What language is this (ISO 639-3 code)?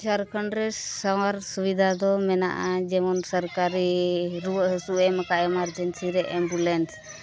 sat